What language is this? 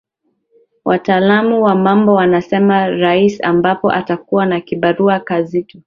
Swahili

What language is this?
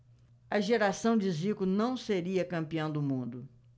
Portuguese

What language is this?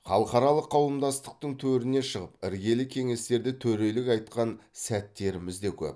Kazakh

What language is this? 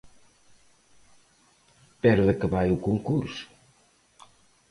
Galician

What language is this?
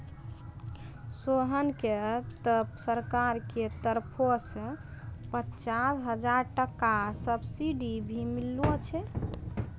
Maithili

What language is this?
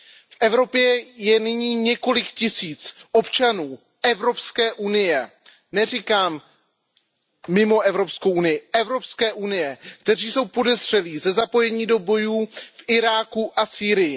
Czech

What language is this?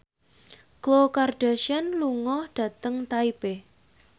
Javanese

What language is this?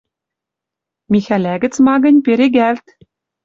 Western Mari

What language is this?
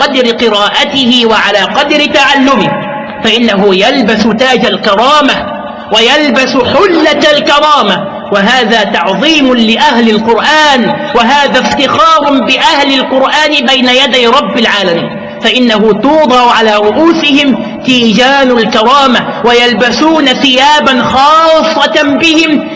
Arabic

